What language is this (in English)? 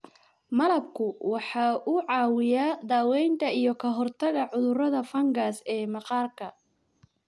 Somali